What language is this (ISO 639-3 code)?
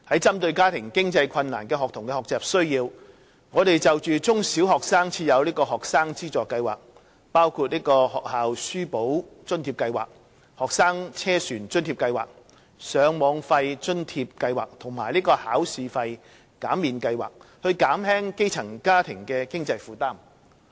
yue